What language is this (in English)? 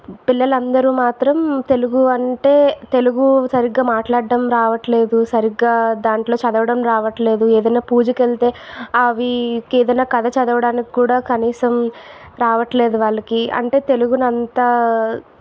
Telugu